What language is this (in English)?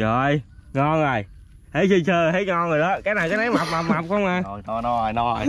Vietnamese